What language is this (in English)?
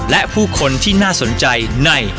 Thai